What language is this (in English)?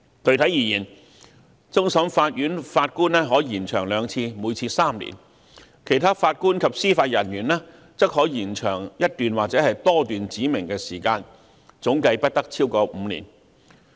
Cantonese